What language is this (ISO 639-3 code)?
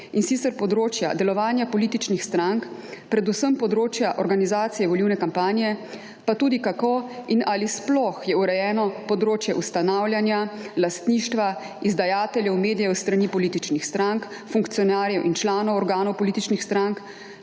slv